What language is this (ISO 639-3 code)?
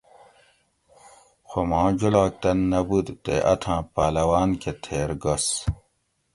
gwc